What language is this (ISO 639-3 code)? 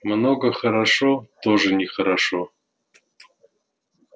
rus